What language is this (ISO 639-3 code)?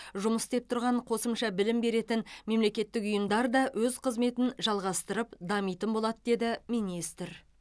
kaz